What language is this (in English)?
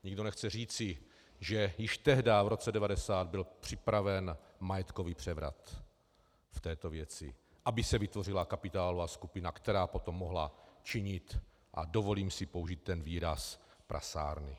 Czech